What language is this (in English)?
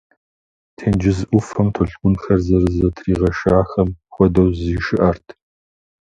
Kabardian